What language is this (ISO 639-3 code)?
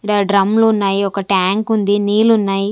tel